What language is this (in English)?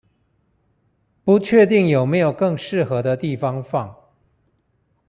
Chinese